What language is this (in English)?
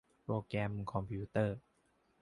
Thai